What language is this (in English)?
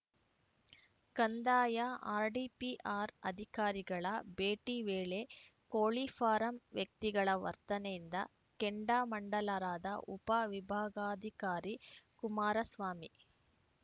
Kannada